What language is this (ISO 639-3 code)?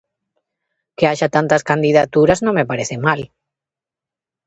glg